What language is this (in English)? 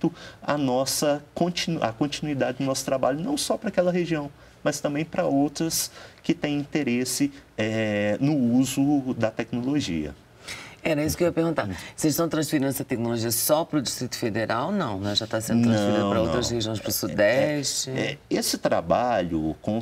Portuguese